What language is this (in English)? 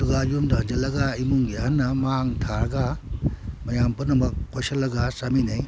Manipuri